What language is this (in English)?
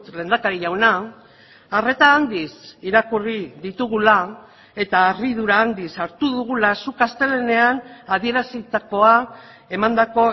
Basque